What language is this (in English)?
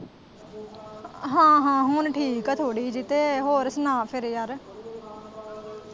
Punjabi